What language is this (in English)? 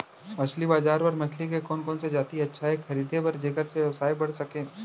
Chhattisgarhi